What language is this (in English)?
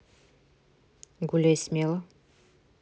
Russian